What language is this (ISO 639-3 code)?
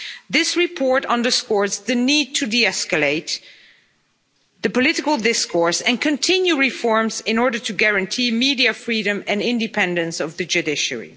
eng